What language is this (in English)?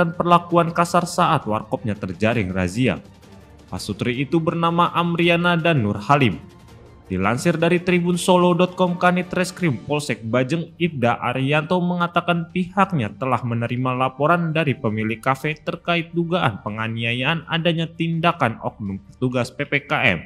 Indonesian